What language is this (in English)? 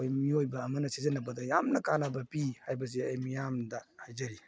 Manipuri